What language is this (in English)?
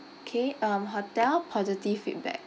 English